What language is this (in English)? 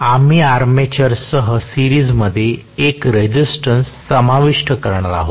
Marathi